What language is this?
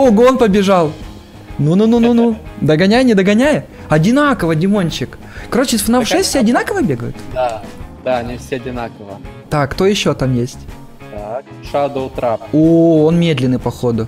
Russian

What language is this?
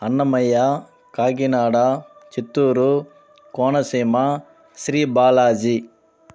Telugu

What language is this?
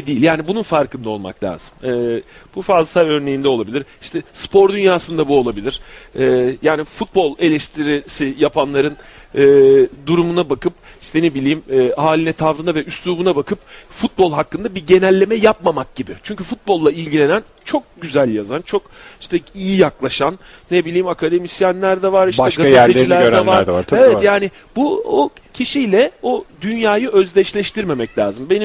Turkish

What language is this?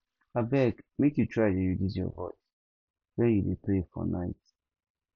Nigerian Pidgin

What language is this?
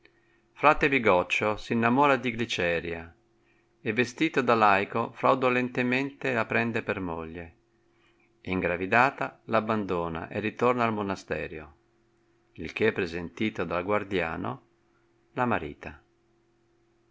Italian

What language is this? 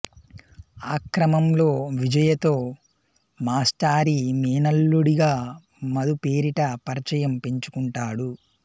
Telugu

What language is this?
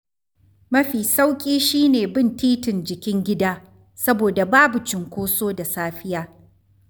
Hausa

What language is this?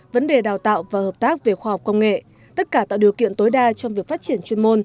Vietnamese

